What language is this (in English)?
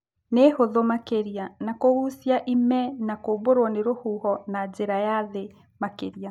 Kikuyu